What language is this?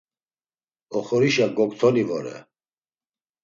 Laz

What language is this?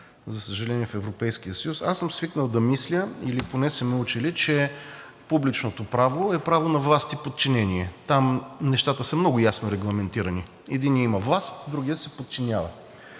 Bulgarian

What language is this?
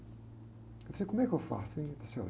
Portuguese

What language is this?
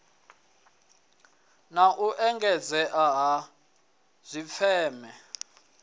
Venda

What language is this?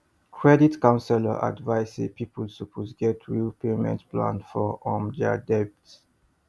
Nigerian Pidgin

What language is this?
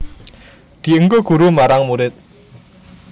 Javanese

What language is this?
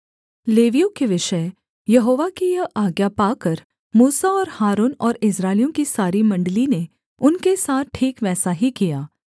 Hindi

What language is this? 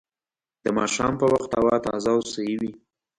Pashto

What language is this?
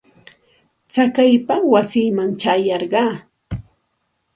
Santa Ana de Tusi Pasco Quechua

